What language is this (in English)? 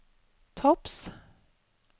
Norwegian